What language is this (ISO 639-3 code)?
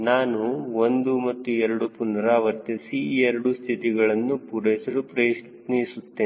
kan